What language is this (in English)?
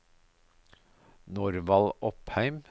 Norwegian